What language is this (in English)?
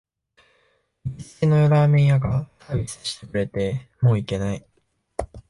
Japanese